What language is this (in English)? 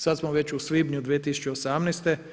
Croatian